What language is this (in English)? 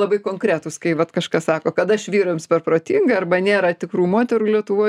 Lithuanian